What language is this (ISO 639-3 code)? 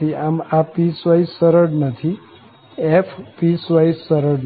guj